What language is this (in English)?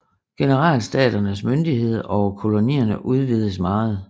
Danish